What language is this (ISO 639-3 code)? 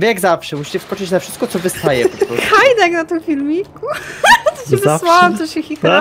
pol